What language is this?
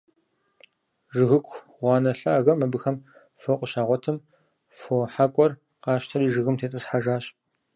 Kabardian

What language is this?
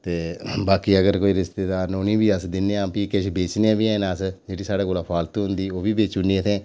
Dogri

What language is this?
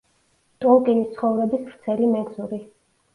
Georgian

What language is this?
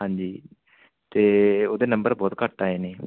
Punjabi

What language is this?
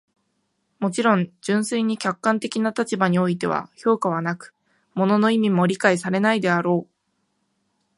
Japanese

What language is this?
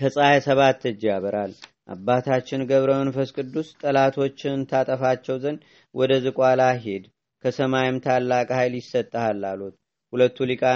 Amharic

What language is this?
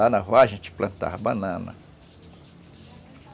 Portuguese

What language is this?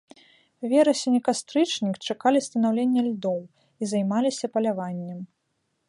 Belarusian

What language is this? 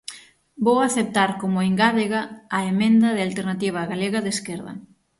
Galician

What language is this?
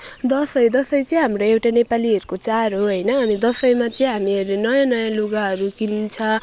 Nepali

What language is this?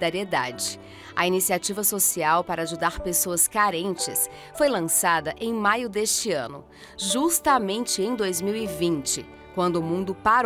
Portuguese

